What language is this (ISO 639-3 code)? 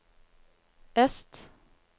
nor